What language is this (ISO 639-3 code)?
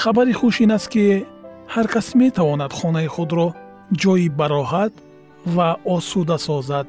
fas